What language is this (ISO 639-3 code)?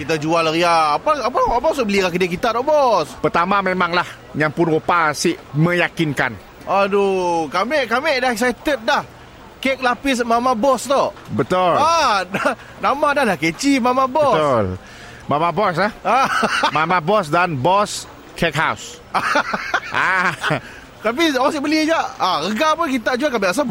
msa